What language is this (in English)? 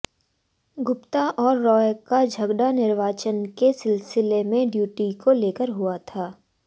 Hindi